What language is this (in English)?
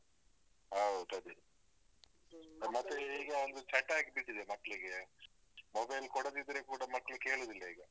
Kannada